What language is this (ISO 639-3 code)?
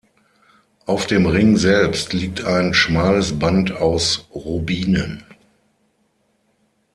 deu